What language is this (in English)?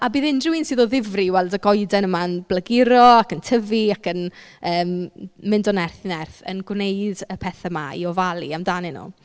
Welsh